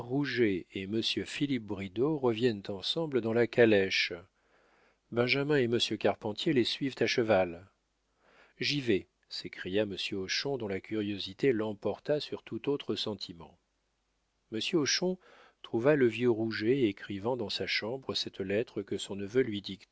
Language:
French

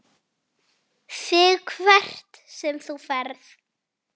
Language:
Icelandic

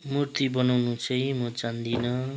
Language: Nepali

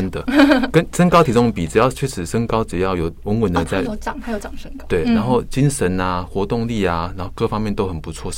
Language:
Chinese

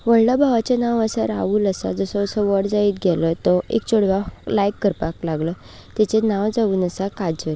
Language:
Konkani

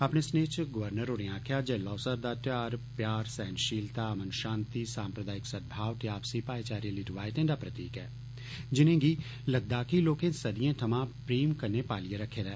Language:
Dogri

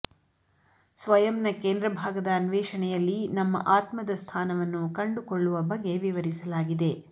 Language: Kannada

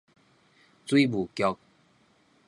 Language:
Min Nan Chinese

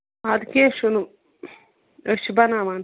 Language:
Kashmiri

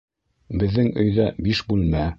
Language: Bashkir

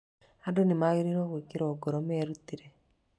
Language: Kikuyu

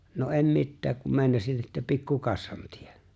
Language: Finnish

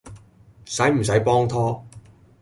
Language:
Cantonese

